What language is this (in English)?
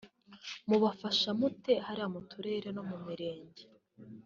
Kinyarwanda